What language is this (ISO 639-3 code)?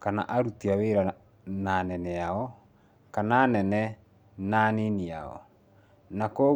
kik